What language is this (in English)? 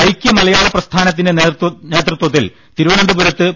Malayalam